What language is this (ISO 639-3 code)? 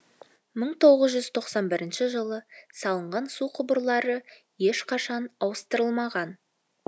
kaz